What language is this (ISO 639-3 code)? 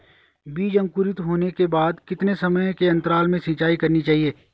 hin